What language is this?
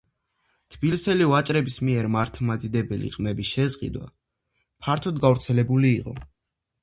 Georgian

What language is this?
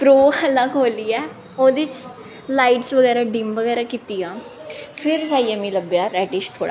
Dogri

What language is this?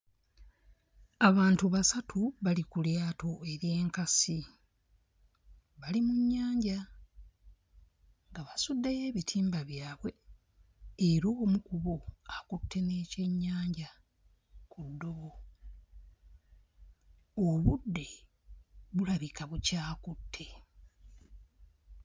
Ganda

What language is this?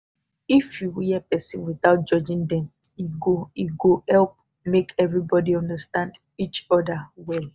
Nigerian Pidgin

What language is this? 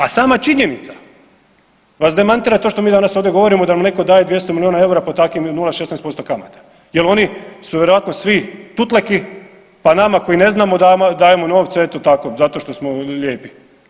Croatian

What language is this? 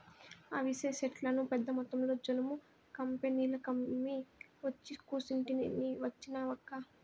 Telugu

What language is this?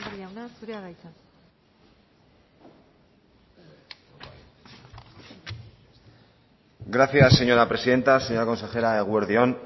Basque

